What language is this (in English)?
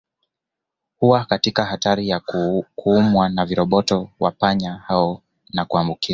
Swahili